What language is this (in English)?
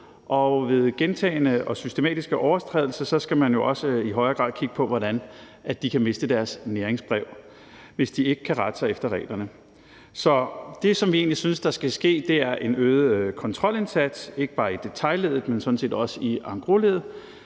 Danish